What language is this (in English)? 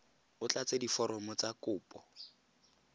Tswana